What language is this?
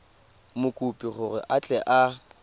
Tswana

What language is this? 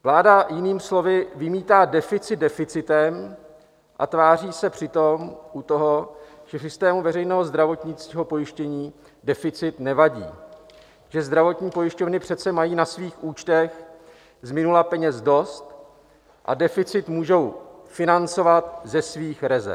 Czech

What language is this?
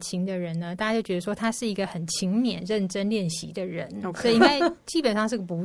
Chinese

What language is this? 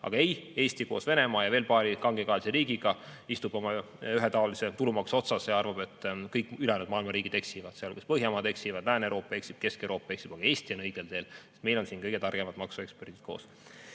Estonian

